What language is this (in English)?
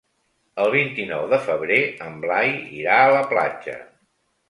Catalan